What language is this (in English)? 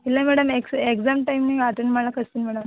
Kannada